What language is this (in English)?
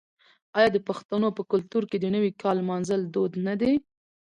Pashto